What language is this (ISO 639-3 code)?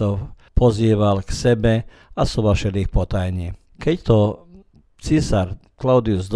hrv